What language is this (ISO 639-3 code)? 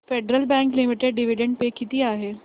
mar